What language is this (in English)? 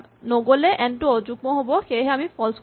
Assamese